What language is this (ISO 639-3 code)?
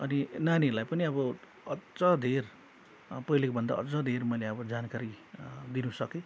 nep